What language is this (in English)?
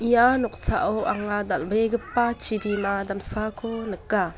Garo